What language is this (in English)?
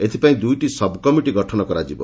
Odia